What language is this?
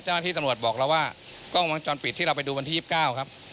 Thai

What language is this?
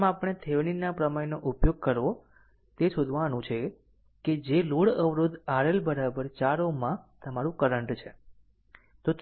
Gujarati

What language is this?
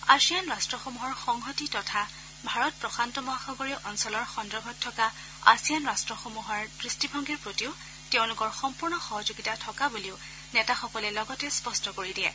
Assamese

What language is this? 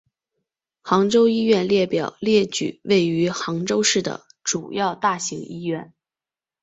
Chinese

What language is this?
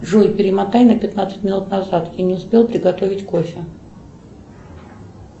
Russian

